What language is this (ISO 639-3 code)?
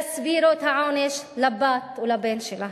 heb